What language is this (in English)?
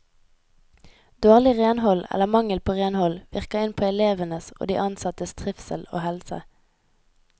Norwegian